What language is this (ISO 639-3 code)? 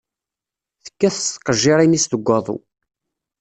kab